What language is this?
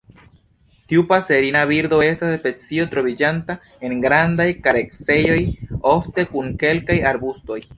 Esperanto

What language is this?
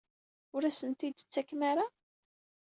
Kabyle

